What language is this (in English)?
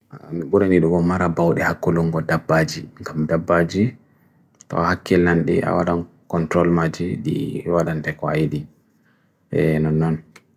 Bagirmi Fulfulde